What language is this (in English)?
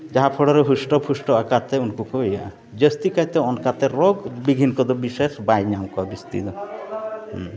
Santali